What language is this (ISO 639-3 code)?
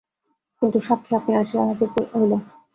ben